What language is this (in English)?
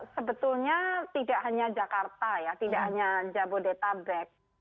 Indonesian